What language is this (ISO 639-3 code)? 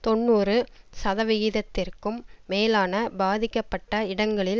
tam